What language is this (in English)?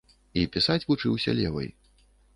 Belarusian